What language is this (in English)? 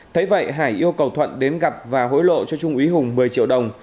Vietnamese